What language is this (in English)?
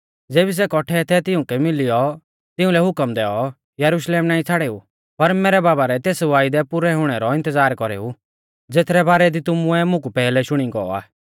Mahasu Pahari